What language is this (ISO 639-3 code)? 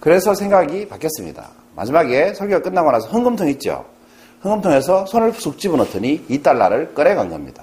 kor